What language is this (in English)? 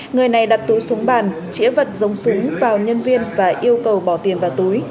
Vietnamese